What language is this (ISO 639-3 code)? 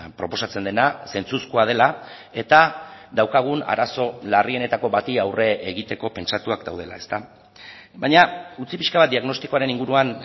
eus